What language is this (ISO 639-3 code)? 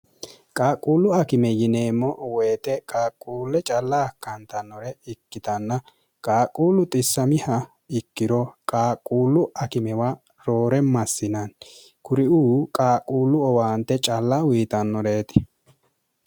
sid